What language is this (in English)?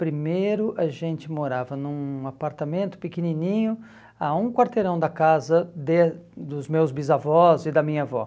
Portuguese